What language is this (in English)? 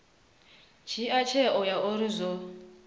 Venda